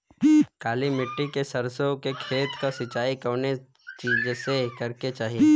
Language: Bhojpuri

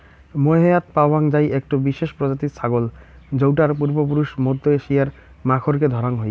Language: Bangla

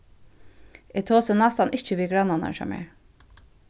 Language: Faroese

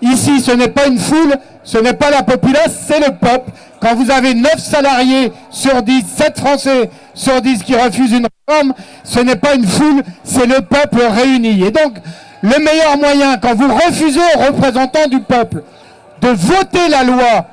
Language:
French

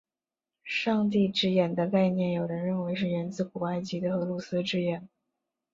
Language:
Chinese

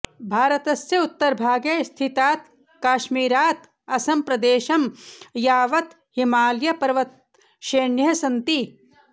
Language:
Sanskrit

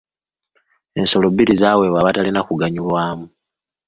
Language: Ganda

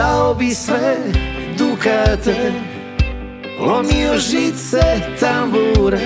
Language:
Croatian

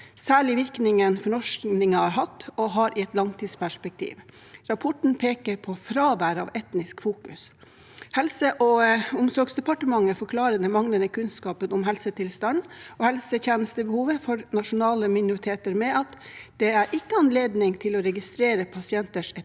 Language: Norwegian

